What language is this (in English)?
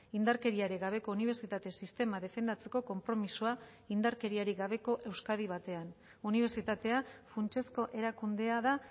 Basque